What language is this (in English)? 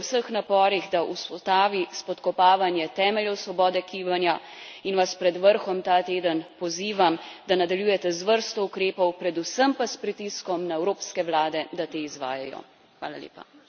Slovenian